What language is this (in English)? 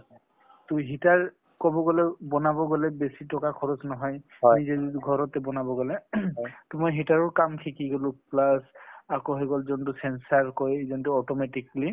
Assamese